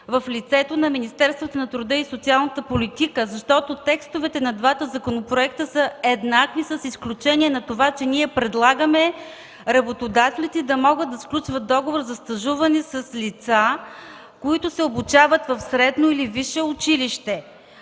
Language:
Bulgarian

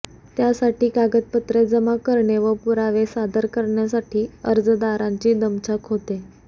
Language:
Marathi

